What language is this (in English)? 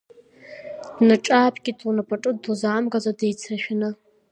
Abkhazian